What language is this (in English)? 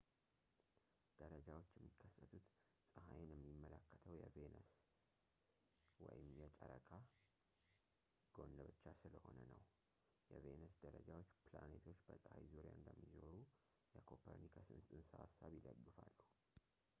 Amharic